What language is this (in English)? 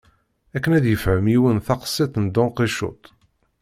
Kabyle